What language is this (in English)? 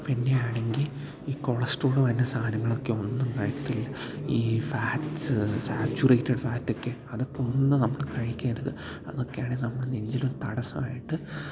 Malayalam